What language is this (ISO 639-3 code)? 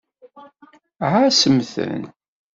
kab